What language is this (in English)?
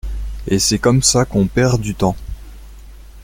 French